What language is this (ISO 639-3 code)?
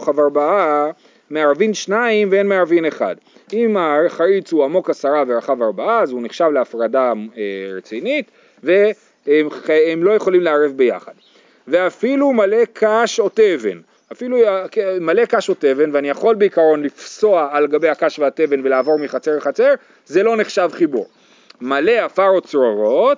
heb